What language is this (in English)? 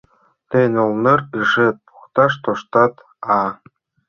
Mari